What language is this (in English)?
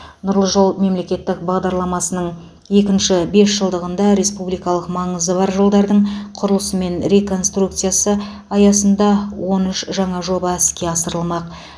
Kazakh